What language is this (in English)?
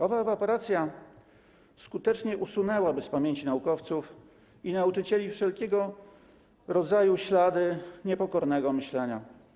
Polish